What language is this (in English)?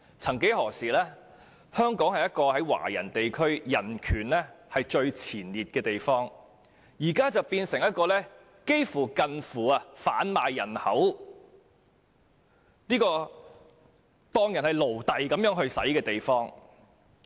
Cantonese